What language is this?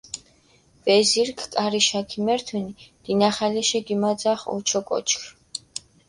Mingrelian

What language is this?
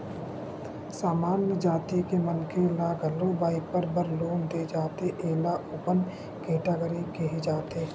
Chhattisgarhi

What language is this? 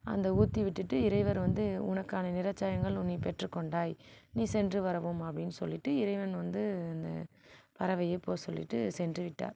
Tamil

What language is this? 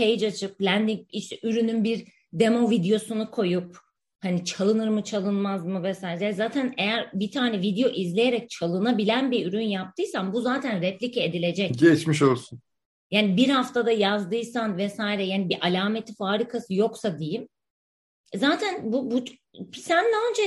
Turkish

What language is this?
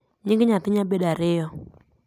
Luo (Kenya and Tanzania)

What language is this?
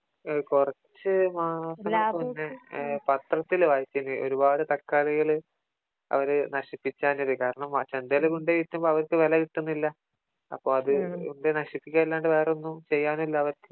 Malayalam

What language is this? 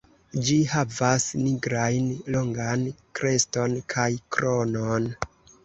Esperanto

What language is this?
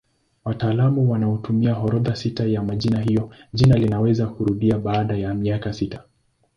Swahili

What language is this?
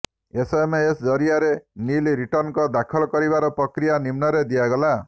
Odia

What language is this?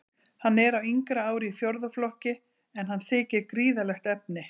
Icelandic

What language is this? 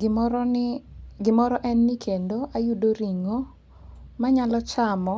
Luo (Kenya and Tanzania)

